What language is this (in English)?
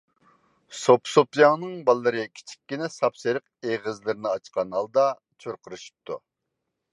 Uyghur